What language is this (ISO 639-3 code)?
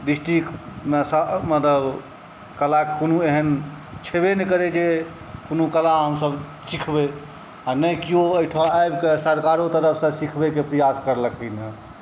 mai